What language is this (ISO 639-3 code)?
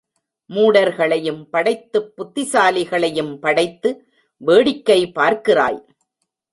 tam